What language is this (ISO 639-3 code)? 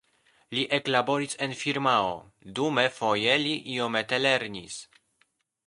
epo